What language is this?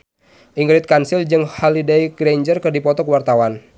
Sundanese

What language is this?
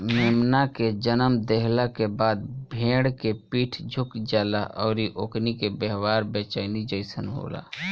Bhojpuri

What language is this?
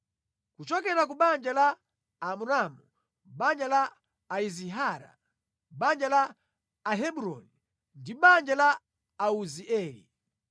Nyanja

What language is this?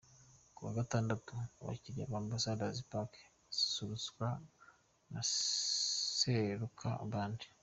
Kinyarwanda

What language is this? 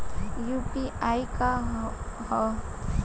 Bhojpuri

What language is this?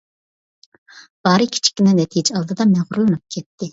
Uyghur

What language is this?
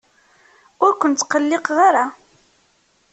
Kabyle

